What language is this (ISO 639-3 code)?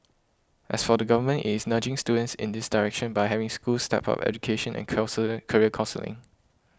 eng